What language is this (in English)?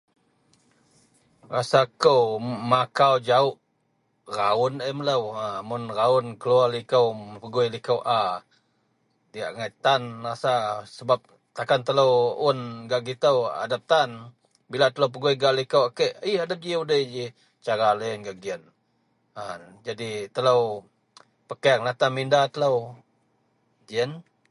Central Melanau